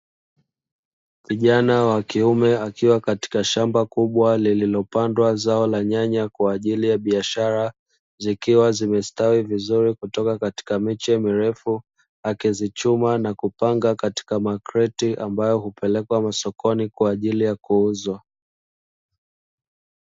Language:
Swahili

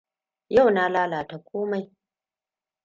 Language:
Hausa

